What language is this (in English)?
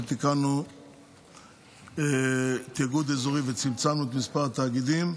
Hebrew